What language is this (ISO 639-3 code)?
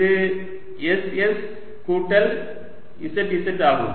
tam